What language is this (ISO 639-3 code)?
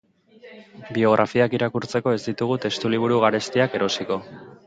eus